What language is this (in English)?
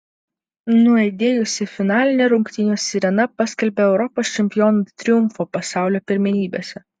Lithuanian